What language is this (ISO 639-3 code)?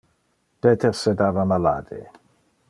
ina